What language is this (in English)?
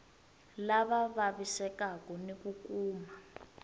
Tsonga